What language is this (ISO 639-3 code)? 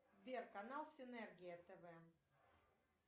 rus